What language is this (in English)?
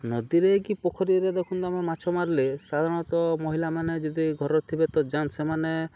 Odia